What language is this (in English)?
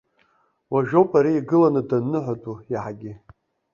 Abkhazian